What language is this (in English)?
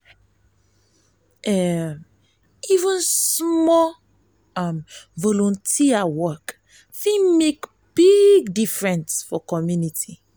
Nigerian Pidgin